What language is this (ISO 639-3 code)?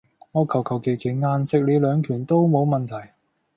yue